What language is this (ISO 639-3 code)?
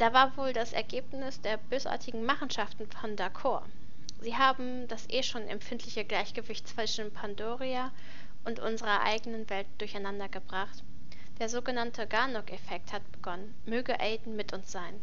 deu